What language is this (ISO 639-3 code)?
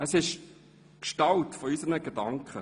gsw